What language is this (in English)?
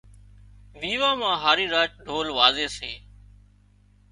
Wadiyara Koli